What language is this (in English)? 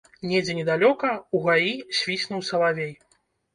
Belarusian